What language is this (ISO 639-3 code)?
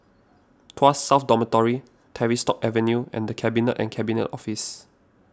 eng